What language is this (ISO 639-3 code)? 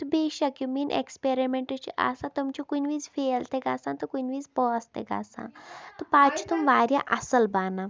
kas